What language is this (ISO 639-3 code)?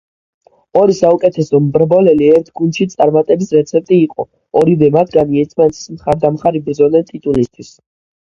kat